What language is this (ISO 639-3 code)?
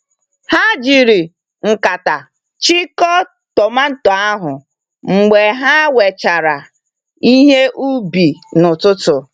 ibo